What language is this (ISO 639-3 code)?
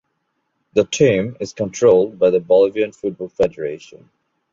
eng